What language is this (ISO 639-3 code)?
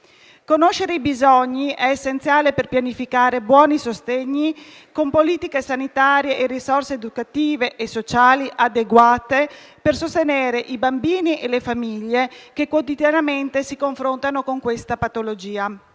ita